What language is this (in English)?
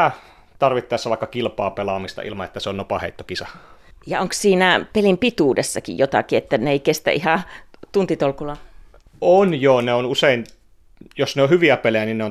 Finnish